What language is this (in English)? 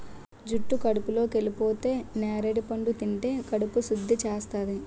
Telugu